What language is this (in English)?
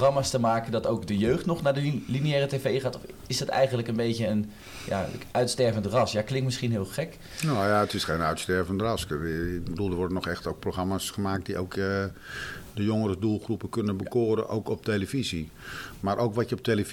Dutch